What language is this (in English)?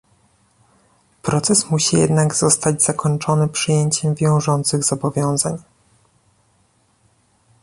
Polish